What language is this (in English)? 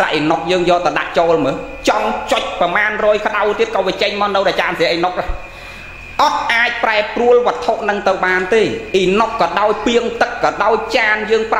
Vietnamese